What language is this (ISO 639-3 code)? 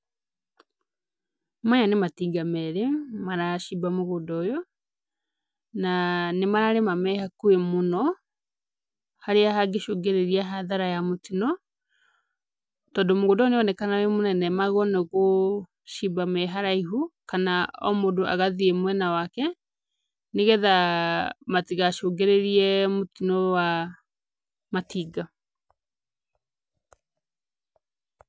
kik